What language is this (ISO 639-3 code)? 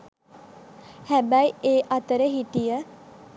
sin